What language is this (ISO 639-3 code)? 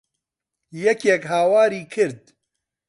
ckb